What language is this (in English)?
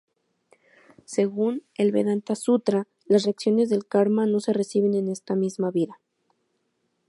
Spanish